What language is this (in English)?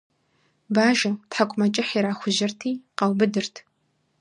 Kabardian